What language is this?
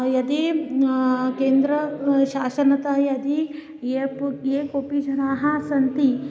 Sanskrit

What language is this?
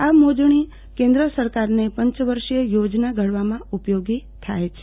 Gujarati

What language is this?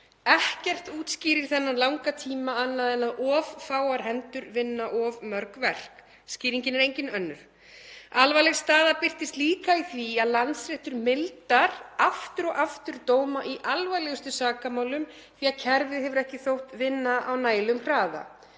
Icelandic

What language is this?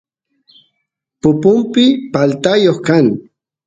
Santiago del Estero Quichua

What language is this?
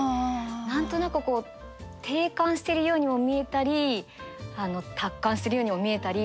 Japanese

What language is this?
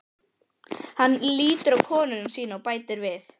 Icelandic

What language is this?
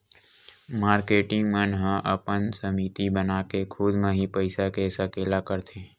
Chhattisgarhi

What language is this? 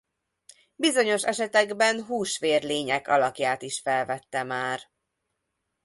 Hungarian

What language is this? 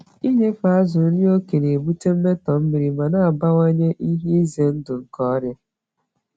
Igbo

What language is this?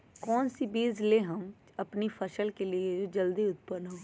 Magahi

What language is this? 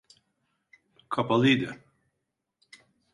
Turkish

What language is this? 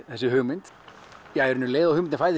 Icelandic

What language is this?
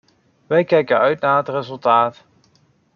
Dutch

